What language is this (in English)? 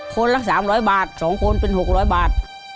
Thai